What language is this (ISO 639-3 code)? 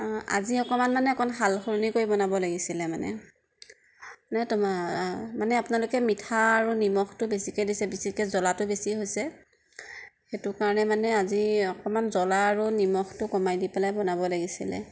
asm